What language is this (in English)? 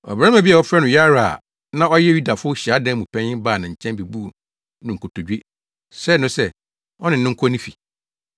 Akan